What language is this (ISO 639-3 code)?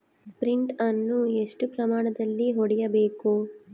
kan